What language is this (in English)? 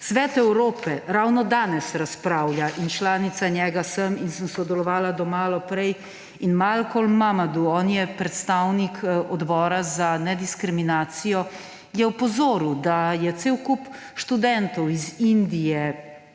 Slovenian